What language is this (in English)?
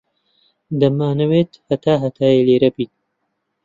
Central Kurdish